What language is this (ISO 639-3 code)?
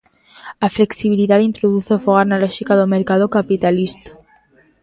glg